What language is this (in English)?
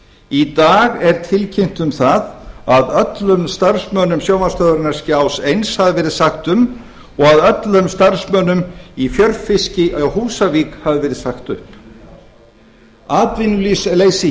Icelandic